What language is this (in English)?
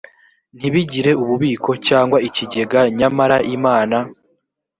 Kinyarwanda